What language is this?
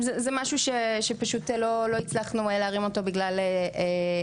Hebrew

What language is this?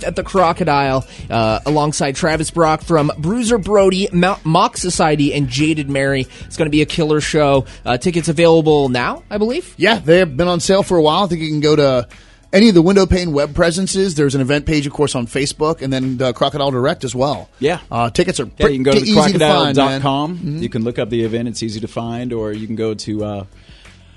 English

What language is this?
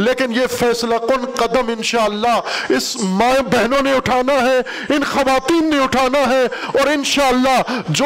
Urdu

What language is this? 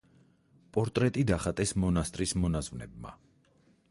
Georgian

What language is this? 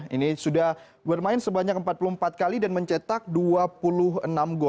Indonesian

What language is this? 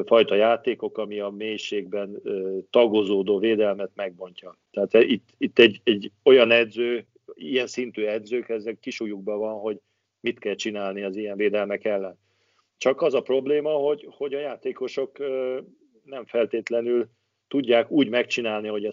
Hungarian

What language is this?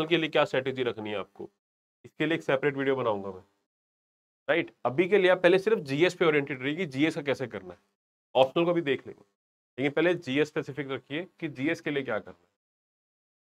Hindi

